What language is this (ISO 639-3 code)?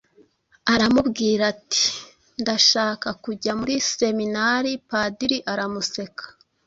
kin